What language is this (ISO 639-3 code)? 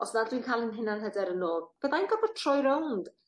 cym